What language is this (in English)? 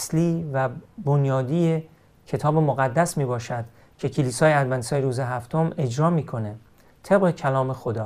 Persian